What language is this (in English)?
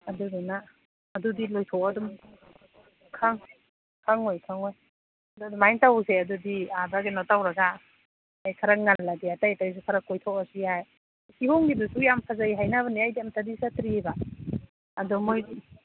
Manipuri